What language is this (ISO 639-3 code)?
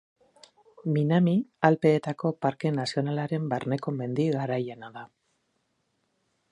eus